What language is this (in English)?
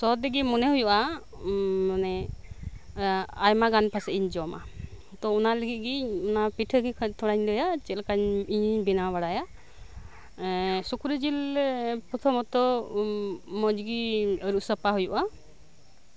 Santali